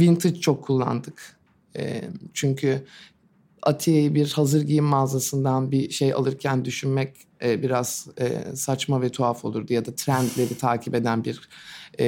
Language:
Turkish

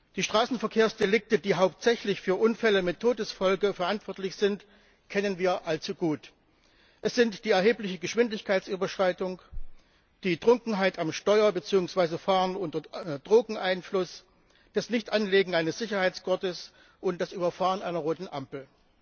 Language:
German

